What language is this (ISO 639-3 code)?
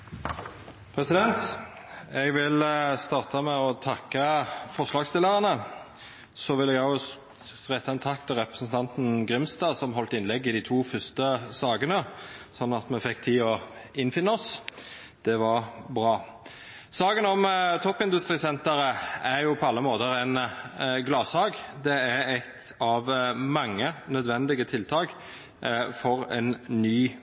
nno